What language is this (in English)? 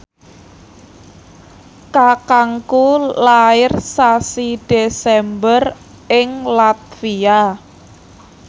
Javanese